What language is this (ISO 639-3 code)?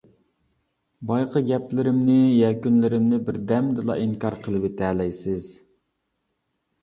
uig